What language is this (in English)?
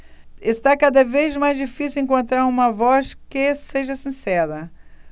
Portuguese